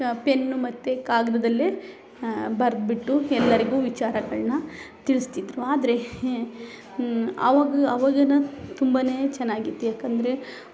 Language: Kannada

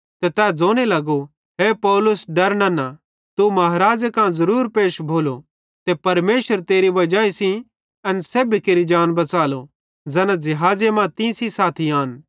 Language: Bhadrawahi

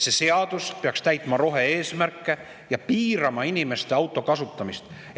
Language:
Estonian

